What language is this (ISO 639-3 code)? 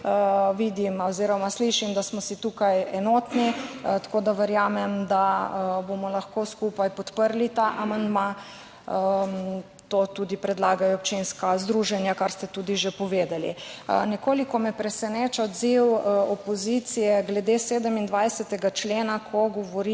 slv